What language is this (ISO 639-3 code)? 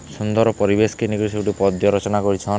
ori